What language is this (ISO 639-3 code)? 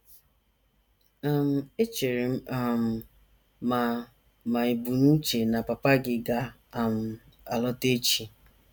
ibo